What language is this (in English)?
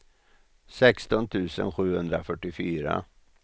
Swedish